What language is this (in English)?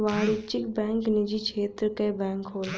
Bhojpuri